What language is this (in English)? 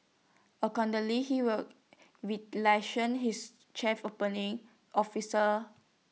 English